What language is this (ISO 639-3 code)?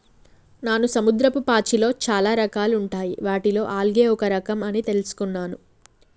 tel